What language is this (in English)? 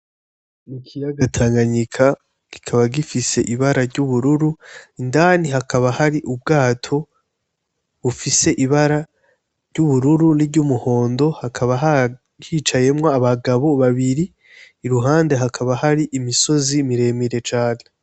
Rundi